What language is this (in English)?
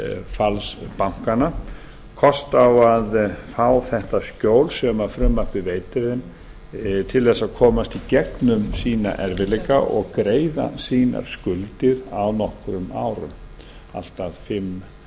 Icelandic